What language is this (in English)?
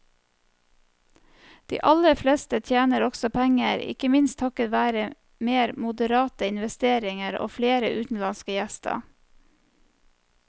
Norwegian